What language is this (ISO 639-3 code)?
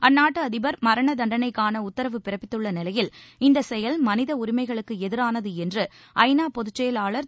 tam